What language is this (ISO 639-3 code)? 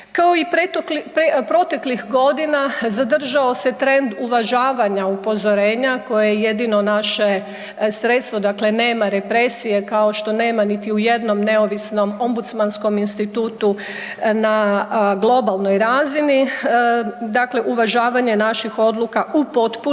hrv